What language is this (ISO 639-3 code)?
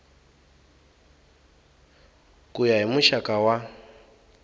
tso